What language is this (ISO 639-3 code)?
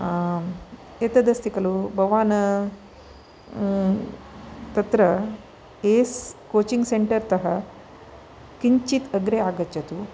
san